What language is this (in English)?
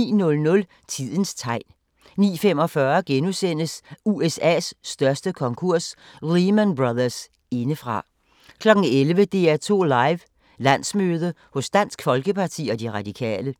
Danish